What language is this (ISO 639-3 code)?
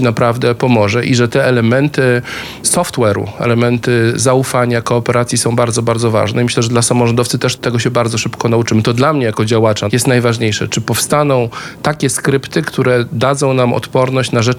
pol